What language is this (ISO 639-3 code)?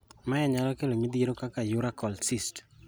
luo